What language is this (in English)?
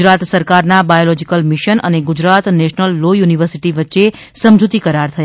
Gujarati